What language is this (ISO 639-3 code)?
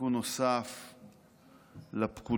heb